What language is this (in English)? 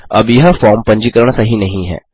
Hindi